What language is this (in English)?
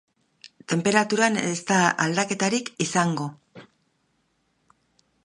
Basque